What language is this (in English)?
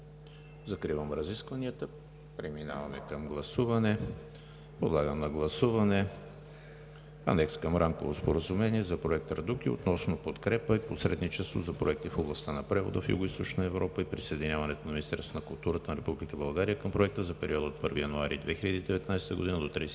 Bulgarian